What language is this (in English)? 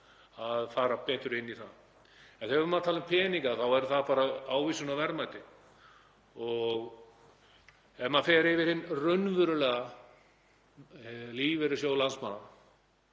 Icelandic